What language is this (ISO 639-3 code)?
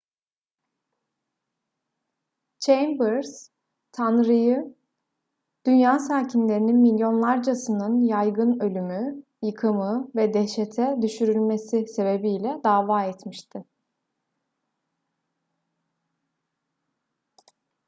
tur